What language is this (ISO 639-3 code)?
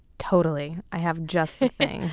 eng